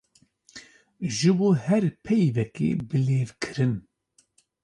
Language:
Kurdish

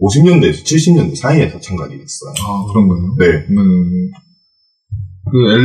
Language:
Korean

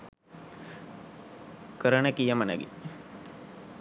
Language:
Sinhala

